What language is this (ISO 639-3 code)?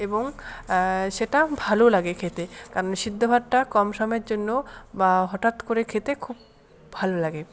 ben